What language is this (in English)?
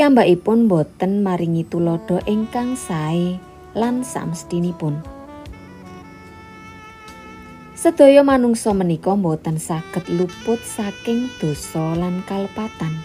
Indonesian